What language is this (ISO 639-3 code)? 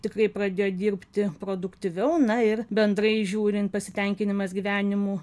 lit